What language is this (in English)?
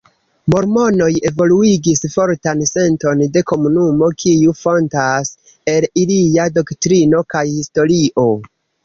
Esperanto